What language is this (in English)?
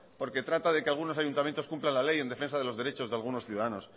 Spanish